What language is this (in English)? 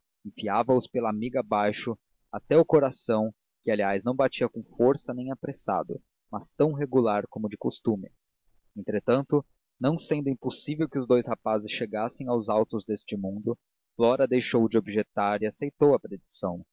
Portuguese